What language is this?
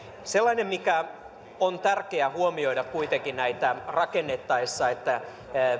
Finnish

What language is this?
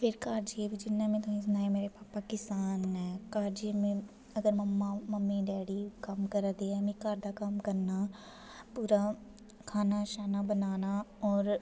Dogri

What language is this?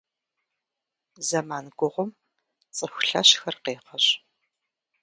Kabardian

